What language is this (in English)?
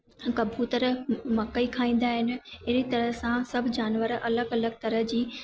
Sindhi